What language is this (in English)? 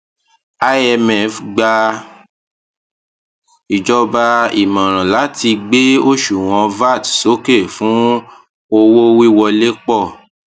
Yoruba